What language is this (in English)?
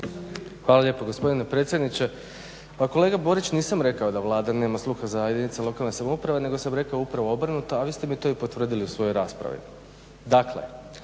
Croatian